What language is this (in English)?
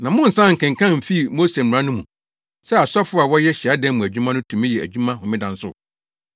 Akan